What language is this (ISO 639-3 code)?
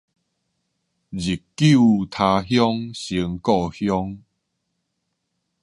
nan